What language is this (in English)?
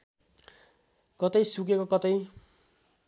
Nepali